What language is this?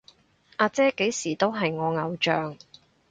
Cantonese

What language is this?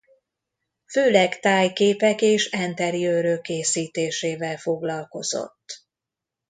Hungarian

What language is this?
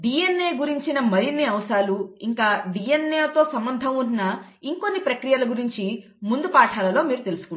Telugu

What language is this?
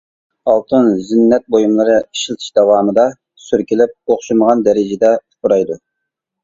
Uyghur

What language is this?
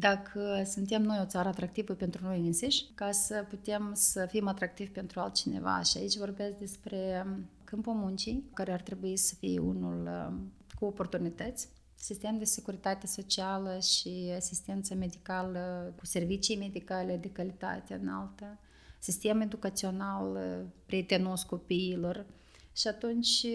Romanian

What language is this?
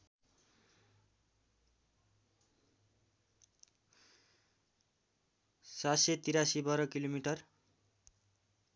Nepali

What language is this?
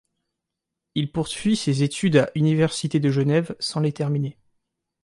French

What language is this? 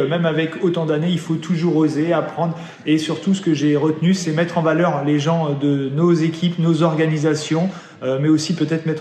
French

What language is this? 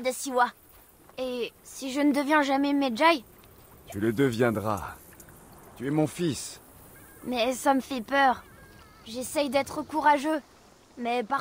French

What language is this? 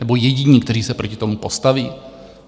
Czech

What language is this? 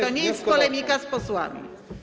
Polish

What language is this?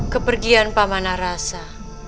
Indonesian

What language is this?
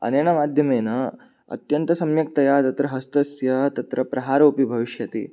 Sanskrit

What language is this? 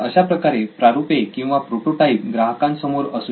Marathi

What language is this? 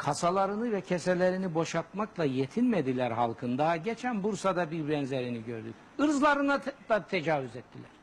Turkish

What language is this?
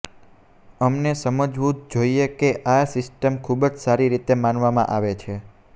Gujarati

